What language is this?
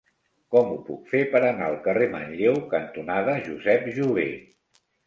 Catalan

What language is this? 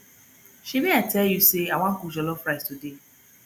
Nigerian Pidgin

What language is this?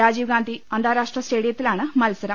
Malayalam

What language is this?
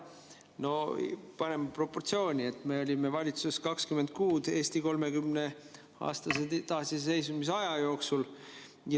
Estonian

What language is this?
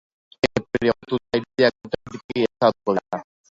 Basque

